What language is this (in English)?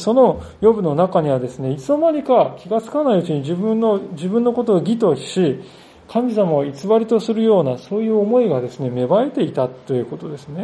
Japanese